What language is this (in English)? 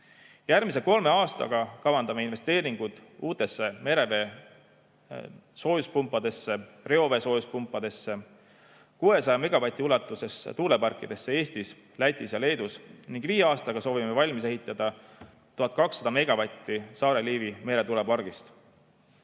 Estonian